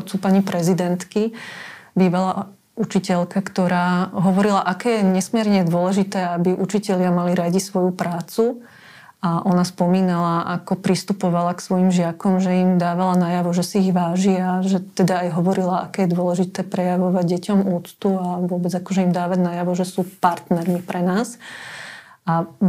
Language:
Slovak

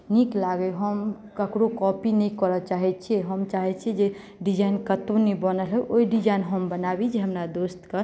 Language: Maithili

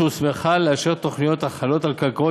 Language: Hebrew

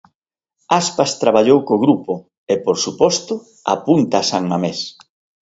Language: Galician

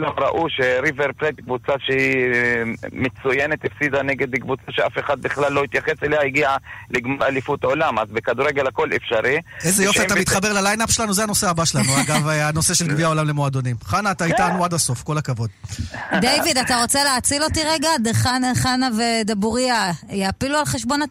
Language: Hebrew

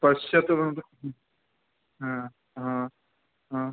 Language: Sanskrit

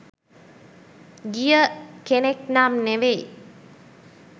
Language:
Sinhala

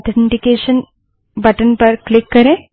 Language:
Hindi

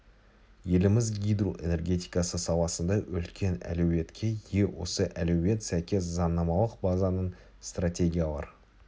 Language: Kazakh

